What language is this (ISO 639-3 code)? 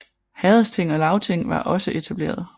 dan